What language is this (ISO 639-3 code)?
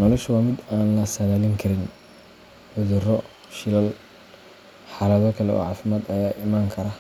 som